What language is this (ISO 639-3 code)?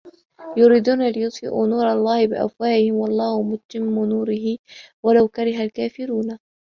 ara